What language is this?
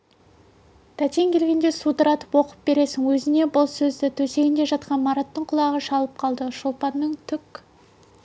Kazakh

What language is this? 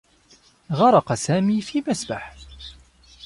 Arabic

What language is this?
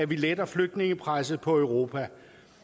Danish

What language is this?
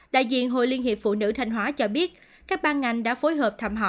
Vietnamese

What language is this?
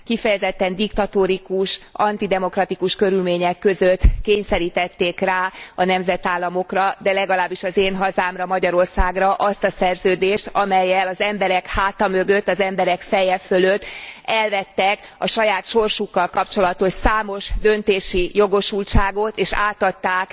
Hungarian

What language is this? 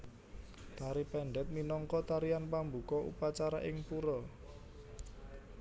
Javanese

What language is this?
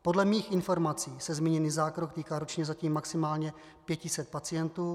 Czech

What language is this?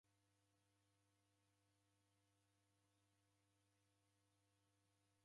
Taita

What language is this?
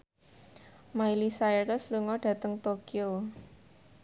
Javanese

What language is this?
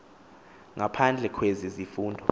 Xhosa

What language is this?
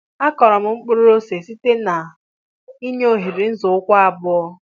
Igbo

